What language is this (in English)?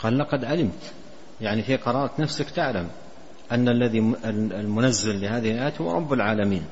Arabic